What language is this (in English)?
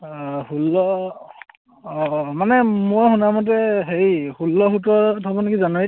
Assamese